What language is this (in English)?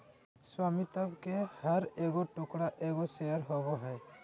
Magahi